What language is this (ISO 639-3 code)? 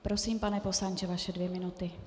ces